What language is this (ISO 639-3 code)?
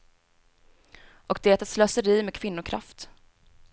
swe